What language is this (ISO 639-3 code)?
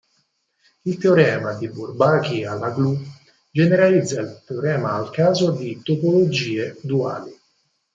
ita